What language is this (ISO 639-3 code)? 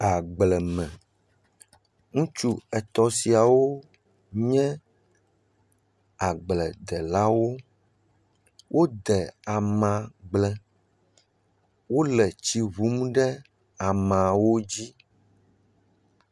ewe